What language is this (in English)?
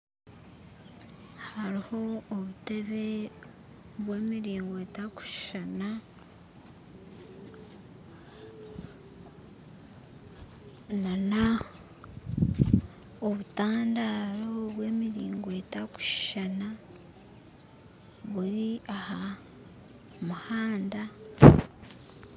Nyankole